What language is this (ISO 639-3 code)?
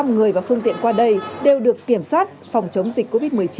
vie